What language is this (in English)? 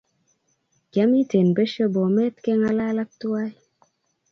Kalenjin